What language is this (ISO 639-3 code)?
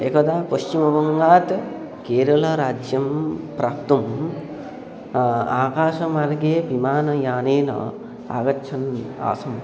san